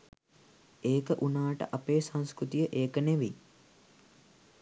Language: Sinhala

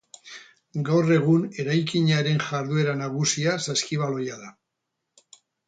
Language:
Basque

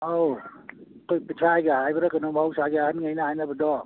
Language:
Manipuri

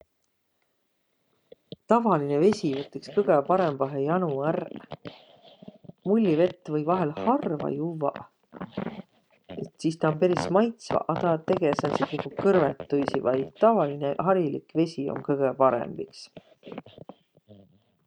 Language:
Võro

